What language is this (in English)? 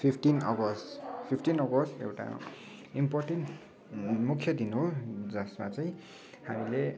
Nepali